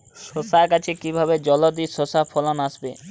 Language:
Bangla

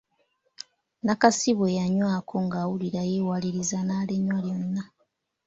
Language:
Ganda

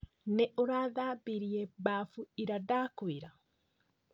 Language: Kikuyu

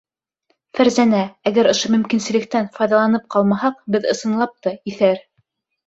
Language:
Bashkir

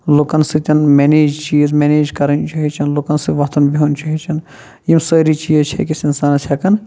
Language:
Kashmiri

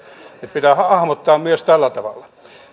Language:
Finnish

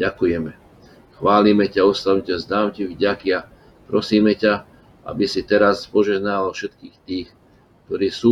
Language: Slovak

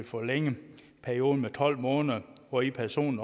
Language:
Danish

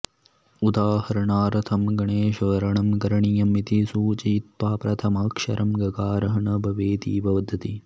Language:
Sanskrit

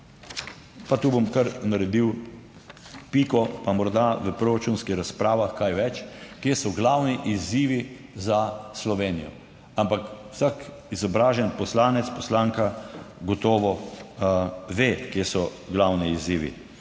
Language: Slovenian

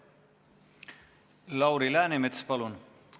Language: Estonian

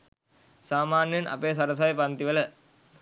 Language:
Sinhala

